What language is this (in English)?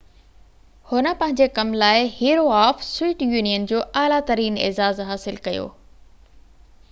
Sindhi